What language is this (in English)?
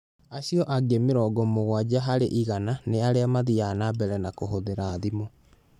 Kikuyu